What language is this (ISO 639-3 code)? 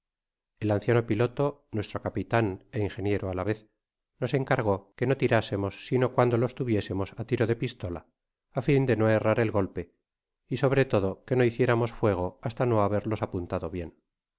spa